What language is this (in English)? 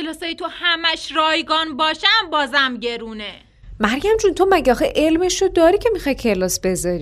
Persian